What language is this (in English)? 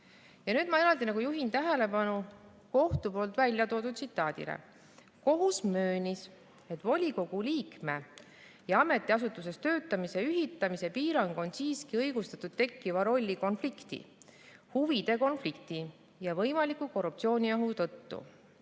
Estonian